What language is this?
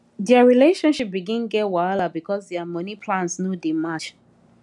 Nigerian Pidgin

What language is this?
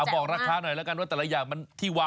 Thai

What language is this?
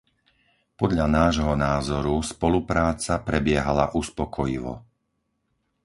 Slovak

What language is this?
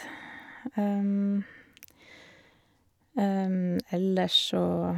Norwegian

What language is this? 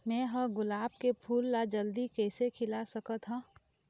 Chhattisgarhi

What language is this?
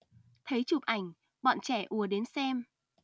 Vietnamese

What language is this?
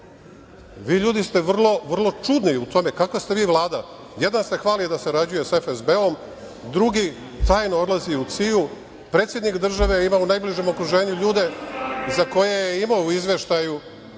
Serbian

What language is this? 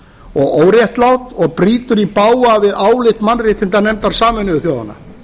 Icelandic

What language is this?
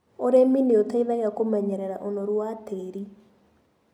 Kikuyu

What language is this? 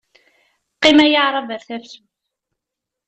Kabyle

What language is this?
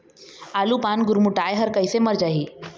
Chhattisgarhi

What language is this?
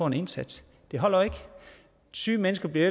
Danish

